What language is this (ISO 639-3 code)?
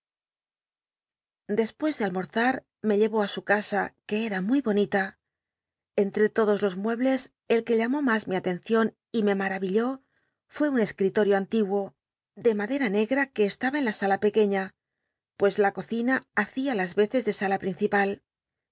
spa